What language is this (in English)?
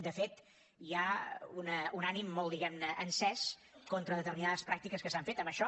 Catalan